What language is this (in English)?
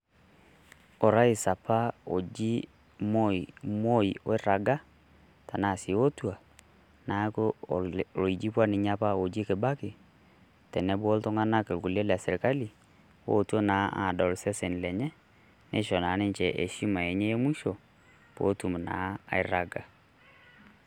Masai